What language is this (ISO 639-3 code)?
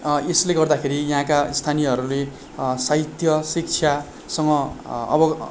nep